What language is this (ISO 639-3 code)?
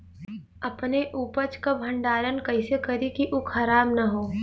bho